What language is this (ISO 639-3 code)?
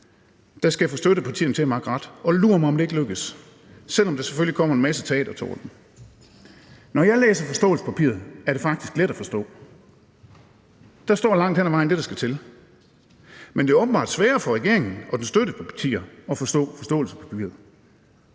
dan